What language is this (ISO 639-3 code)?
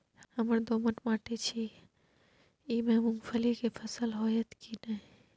mai